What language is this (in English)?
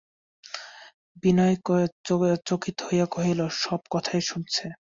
Bangla